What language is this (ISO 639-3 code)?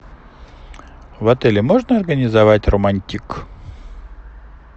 rus